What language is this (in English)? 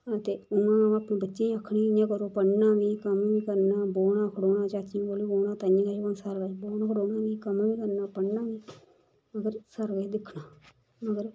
Dogri